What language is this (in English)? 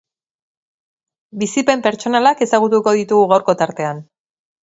Basque